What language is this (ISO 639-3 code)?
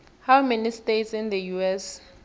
nbl